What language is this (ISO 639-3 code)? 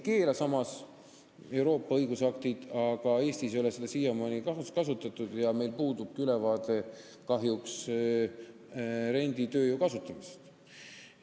est